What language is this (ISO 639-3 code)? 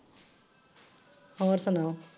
pan